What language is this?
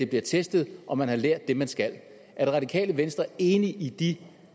Danish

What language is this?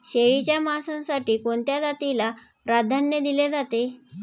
Marathi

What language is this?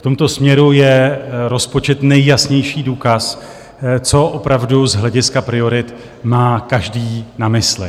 Czech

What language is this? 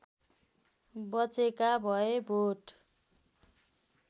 Nepali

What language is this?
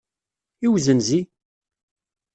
Kabyle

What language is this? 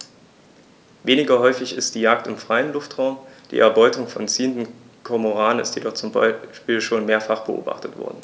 German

